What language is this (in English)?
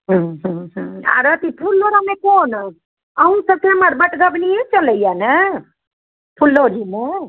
Maithili